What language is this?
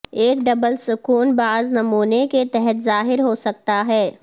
Urdu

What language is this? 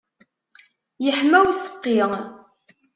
Kabyle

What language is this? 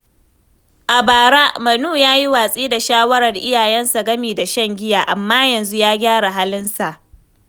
Hausa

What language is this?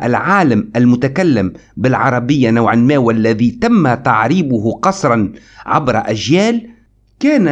Arabic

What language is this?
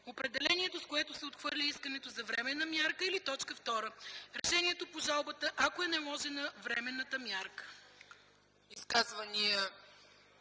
Bulgarian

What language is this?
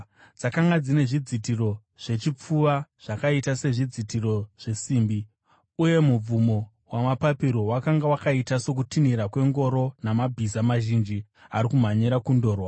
Shona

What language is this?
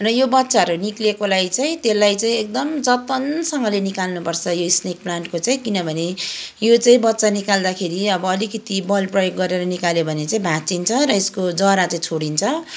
Nepali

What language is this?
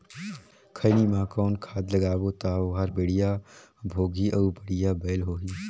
Chhattisgarhi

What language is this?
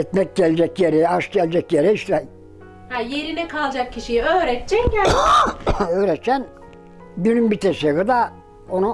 Turkish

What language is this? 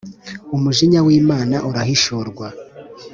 Kinyarwanda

